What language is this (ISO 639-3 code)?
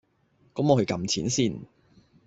yue